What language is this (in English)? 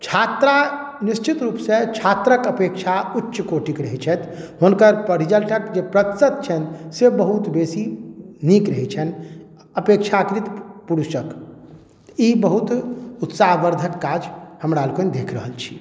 Maithili